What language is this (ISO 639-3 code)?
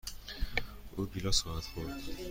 fas